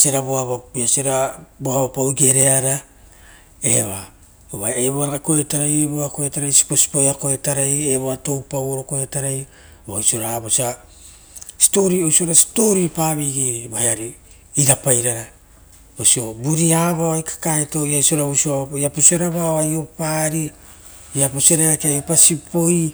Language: Rotokas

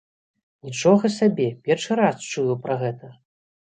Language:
Belarusian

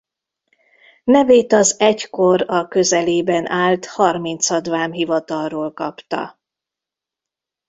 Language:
Hungarian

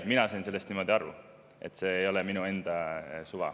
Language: Estonian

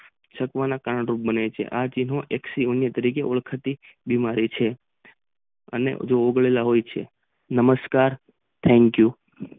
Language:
Gujarati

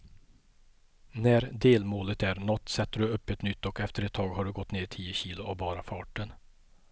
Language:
Swedish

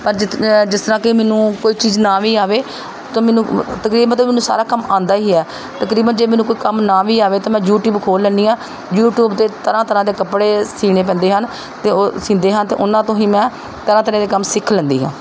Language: Punjabi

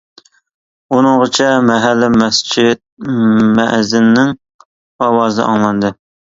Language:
Uyghur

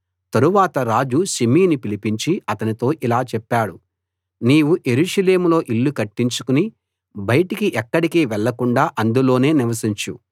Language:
Telugu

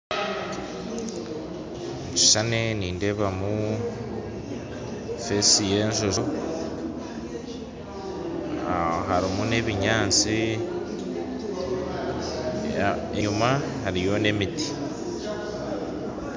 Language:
Nyankole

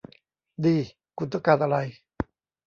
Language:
Thai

